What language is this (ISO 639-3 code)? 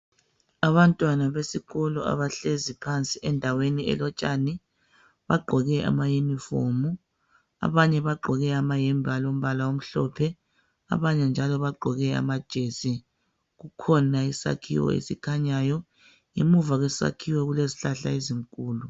nde